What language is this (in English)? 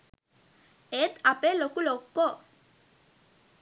Sinhala